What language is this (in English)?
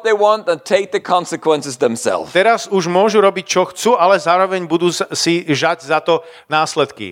Slovak